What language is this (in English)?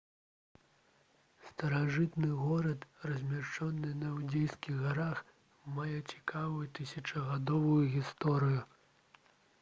Belarusian